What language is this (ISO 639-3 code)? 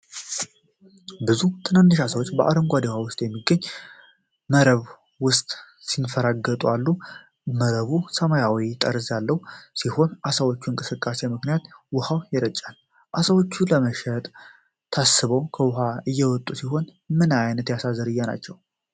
amh